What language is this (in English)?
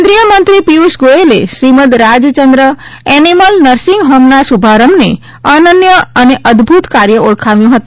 Gujarati